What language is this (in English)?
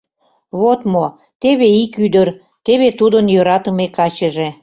Mari